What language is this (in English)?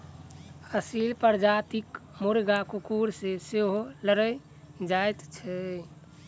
Maithili